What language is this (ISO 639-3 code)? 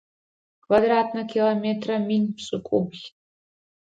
ady